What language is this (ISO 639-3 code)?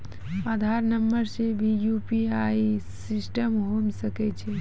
mai